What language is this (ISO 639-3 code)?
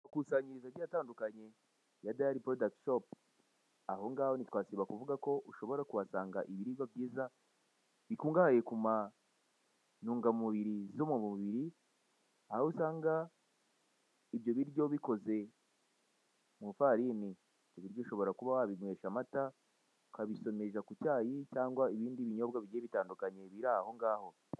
kin